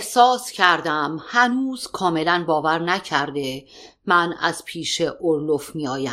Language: Persian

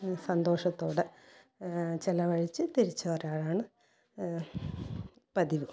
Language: Malayalam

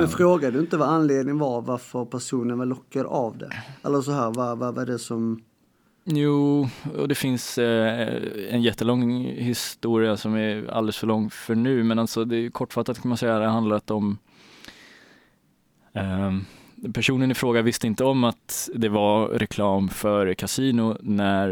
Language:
Swedish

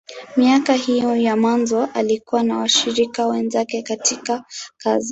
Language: Swahili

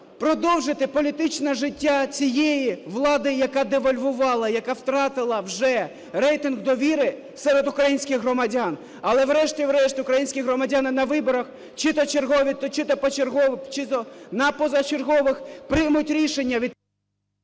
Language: Ukrainian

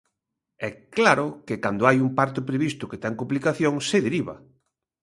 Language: Galician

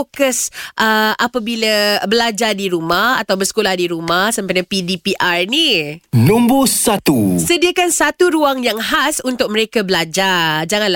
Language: Malay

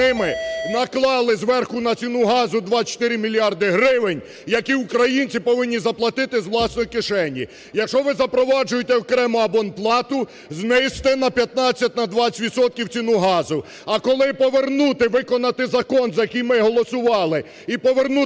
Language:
Ukrainian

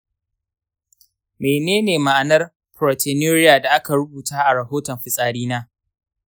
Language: Hausa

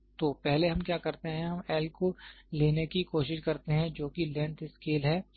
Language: Hindi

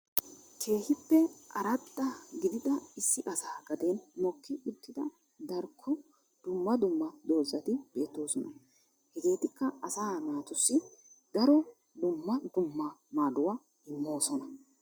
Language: Wolaytta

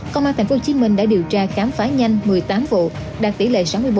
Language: Vietnamese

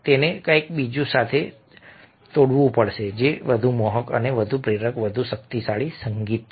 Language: Gujarati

